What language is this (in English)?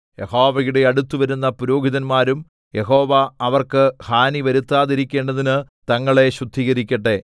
Malayalam